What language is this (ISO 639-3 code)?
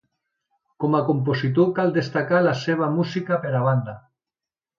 cat